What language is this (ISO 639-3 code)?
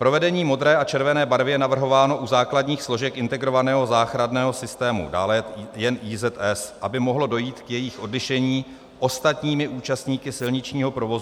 ces